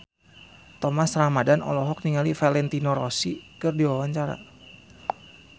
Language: Sundanese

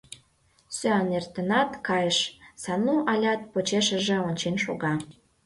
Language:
Mari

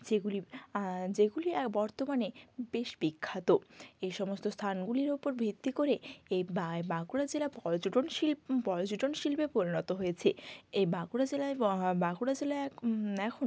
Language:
Bangla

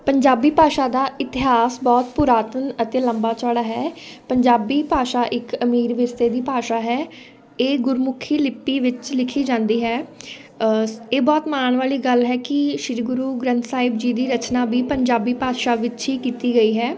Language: Punjabi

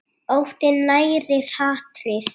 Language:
Icelandic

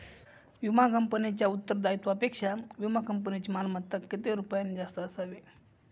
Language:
Marathi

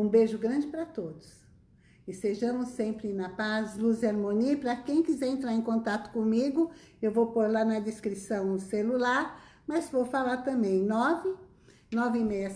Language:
Portuguese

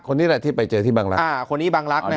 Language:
Thai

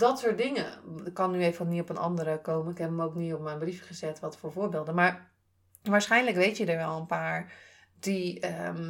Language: Dutch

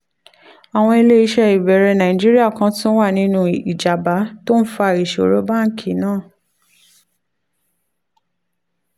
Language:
Yoruba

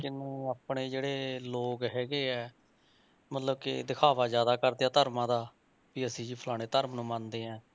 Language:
Punjabi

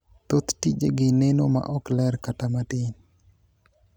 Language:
Luo (Kenya and Tanzania)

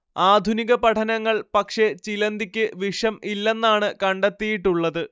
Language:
Malayalam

